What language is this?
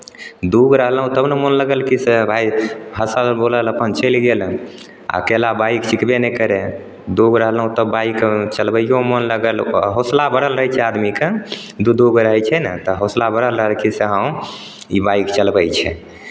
Maithili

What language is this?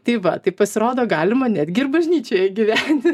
Lithuanian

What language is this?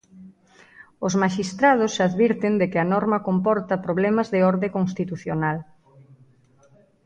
Galician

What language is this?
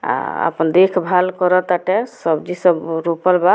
Bhojpuri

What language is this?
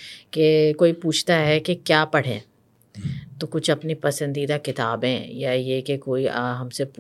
Urdu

